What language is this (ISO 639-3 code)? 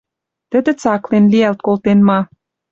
mrj